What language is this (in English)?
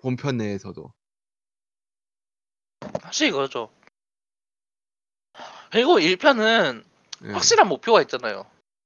Korean